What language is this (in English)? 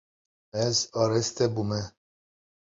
Kurdish